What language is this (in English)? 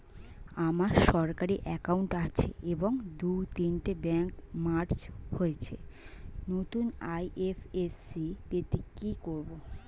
Bangla